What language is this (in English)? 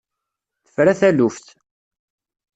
Kabyle